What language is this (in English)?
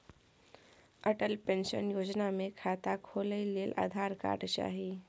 Maithili